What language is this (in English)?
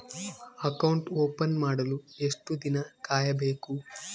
Kannada